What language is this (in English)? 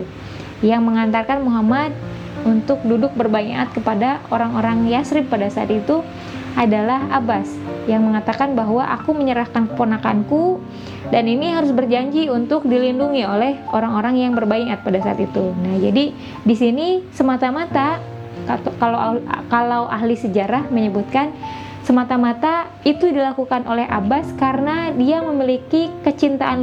Indonesian